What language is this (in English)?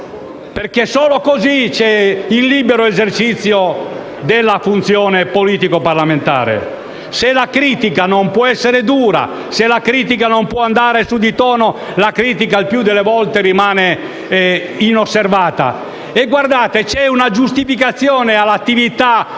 Italian